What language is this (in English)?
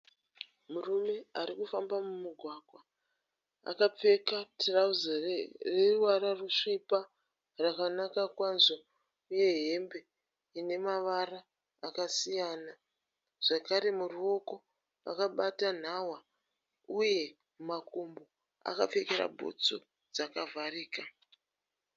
Shona